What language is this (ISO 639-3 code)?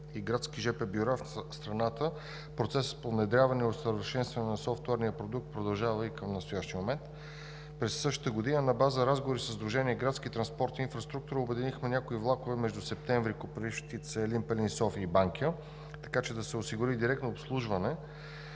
bul